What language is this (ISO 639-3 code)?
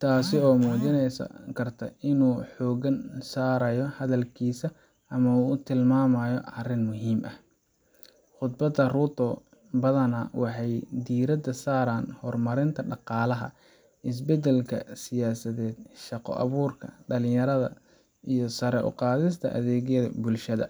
som